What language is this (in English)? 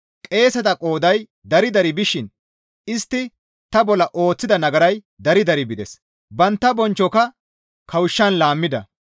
Gamo